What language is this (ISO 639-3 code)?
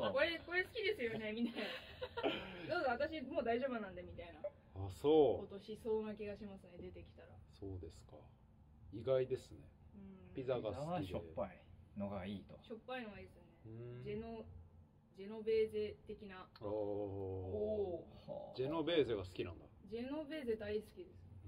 jpn